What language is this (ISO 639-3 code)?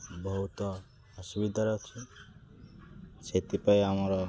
ori